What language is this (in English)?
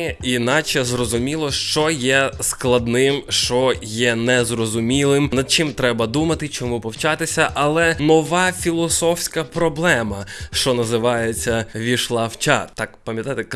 Ukrainian